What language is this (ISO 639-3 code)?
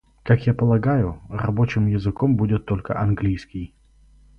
rus